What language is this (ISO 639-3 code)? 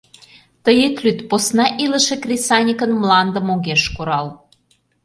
chm